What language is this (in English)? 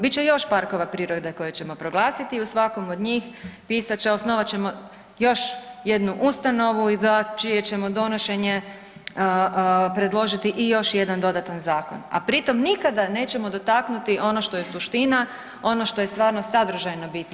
Croatian